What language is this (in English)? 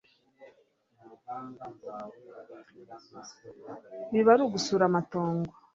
Kinyarwanda